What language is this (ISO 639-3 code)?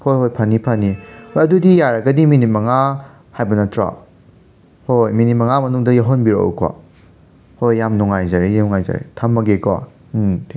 mni